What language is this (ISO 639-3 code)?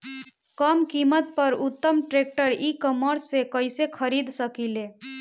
bho